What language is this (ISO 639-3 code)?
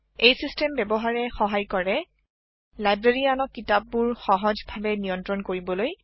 asm